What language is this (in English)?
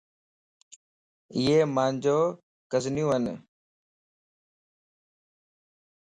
Lasi